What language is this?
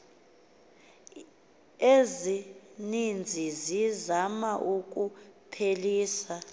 Xhosa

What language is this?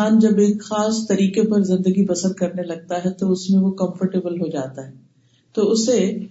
Urdu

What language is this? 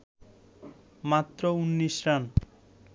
Bangla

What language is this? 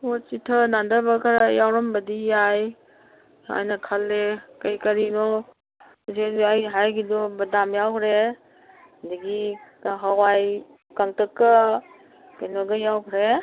Manipuri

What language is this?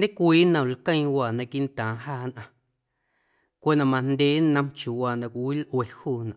Guerrero Amuzgo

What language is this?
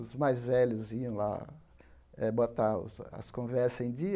Portuguese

